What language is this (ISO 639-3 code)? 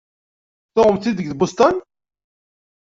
kab